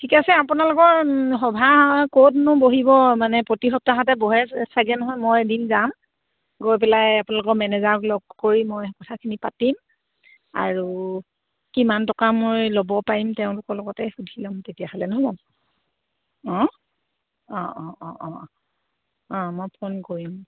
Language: Assamese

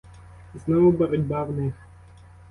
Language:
Ukrainian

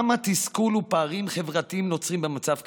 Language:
Hebrew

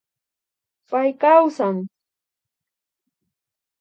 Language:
Imbabura Highland Quichua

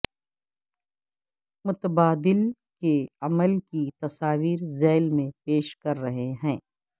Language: Urdu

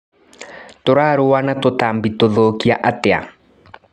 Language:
Kikuyu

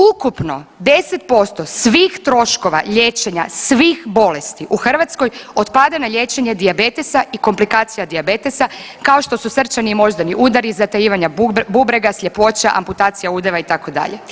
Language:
Croatian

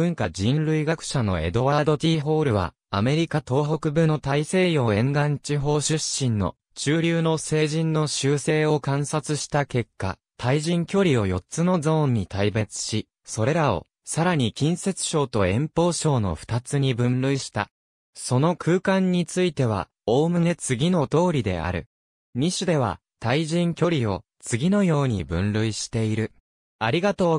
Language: Japanese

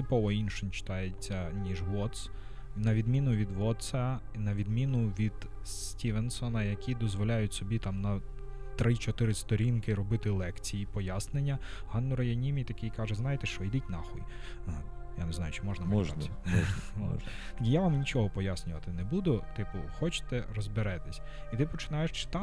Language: Ukrainian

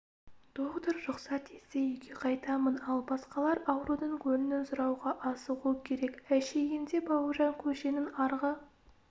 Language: Kazakh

